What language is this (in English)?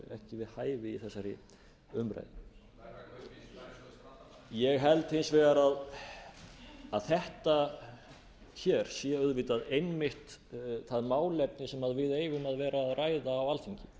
Icelandic